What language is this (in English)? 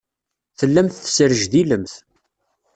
Kabyle